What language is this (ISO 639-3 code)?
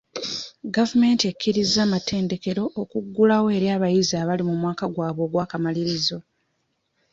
lug